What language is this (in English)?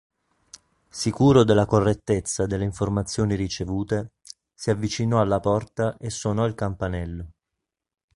Italian